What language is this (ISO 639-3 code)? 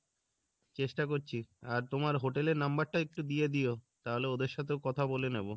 ben